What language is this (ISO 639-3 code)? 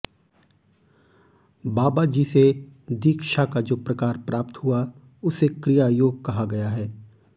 hin